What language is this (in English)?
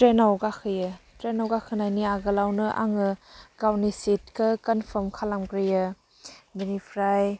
Bodo